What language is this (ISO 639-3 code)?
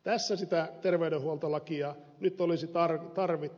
fin